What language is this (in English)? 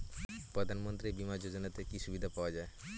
Bangla